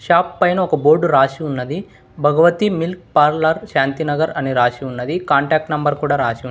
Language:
Telugu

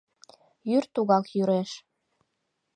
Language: Mari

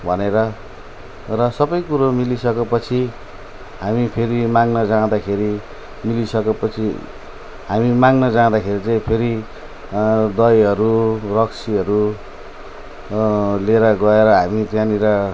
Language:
Nepali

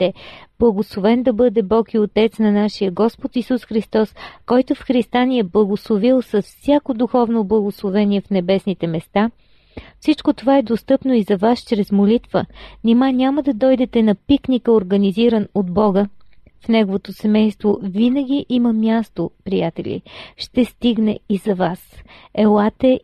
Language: Bulgarian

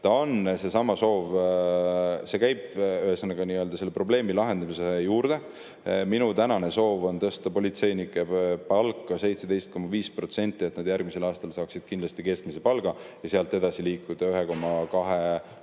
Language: Estonian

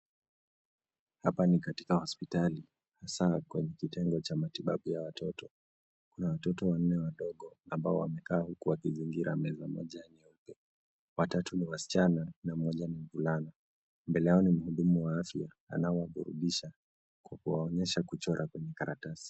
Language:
Swahili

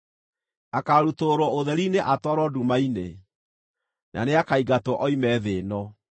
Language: Kikuyu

